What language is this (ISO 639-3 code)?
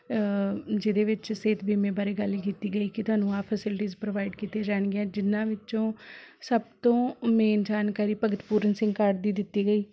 pan